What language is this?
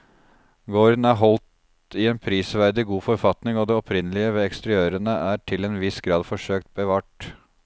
Norwegian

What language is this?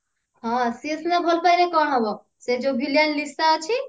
Odia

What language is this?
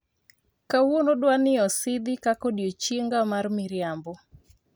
Luo (Kenya and Tanzania)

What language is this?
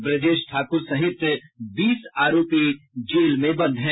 Hindi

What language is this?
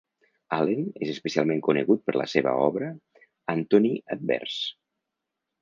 Catalan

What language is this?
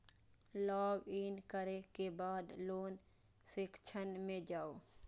Maithili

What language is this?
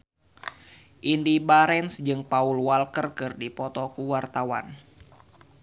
Sundanese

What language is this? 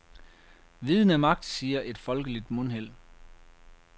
Danish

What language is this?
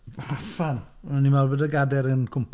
Welsh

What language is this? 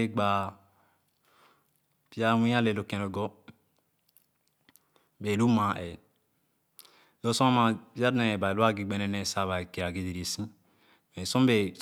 Khana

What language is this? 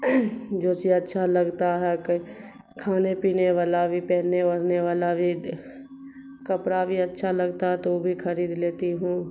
Urdu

